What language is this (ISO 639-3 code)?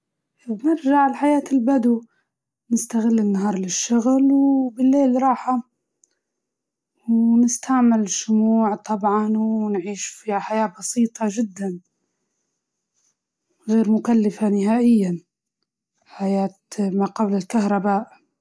ayl